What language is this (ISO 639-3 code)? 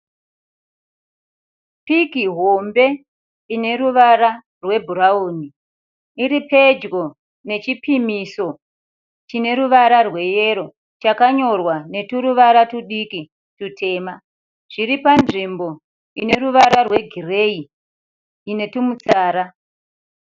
sna